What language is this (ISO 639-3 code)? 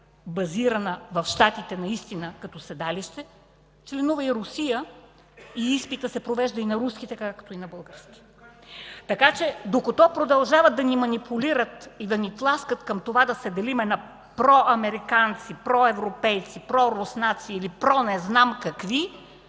bul